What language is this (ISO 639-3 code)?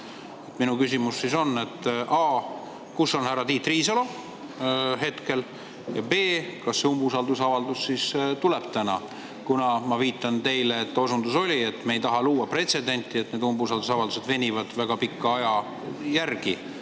est